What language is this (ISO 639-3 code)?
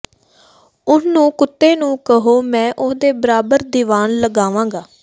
pan